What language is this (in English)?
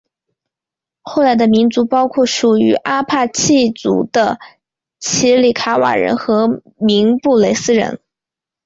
Chinese